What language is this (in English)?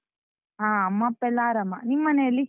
Kannada